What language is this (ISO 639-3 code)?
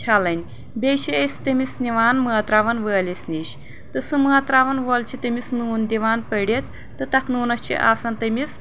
kas